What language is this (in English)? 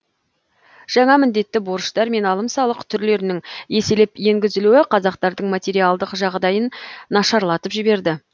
Kazakh